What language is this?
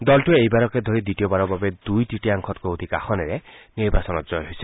Assamese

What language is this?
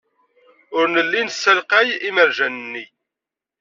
Kabyle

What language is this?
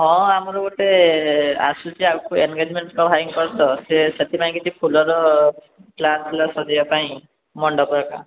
Odia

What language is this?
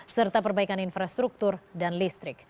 Indonesian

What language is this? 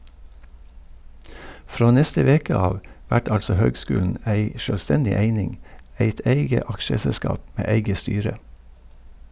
Norwegian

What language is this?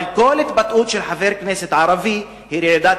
Hebrew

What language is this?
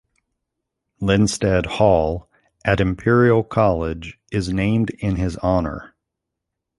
English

